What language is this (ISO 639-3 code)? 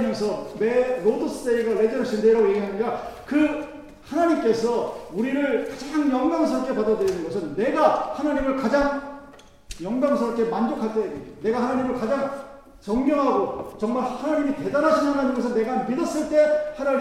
kor